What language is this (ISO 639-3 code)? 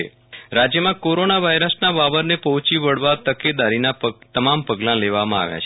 guj